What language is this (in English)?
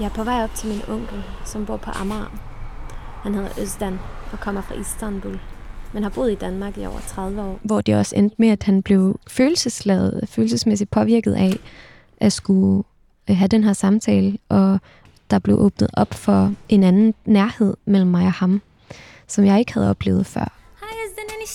Danish